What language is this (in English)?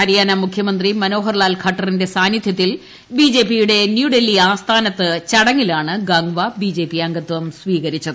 Malayalam